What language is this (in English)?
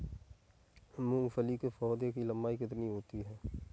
Hindi